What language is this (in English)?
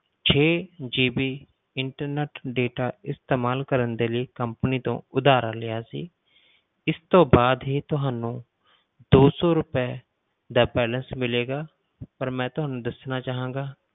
Punjabi